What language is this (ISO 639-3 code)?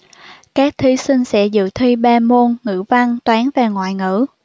vie